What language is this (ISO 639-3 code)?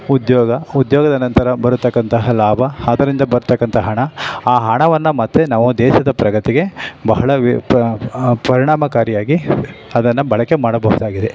kan